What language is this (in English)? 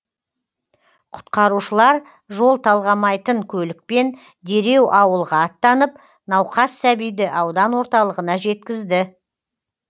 Kazakh